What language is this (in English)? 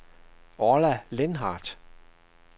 Danish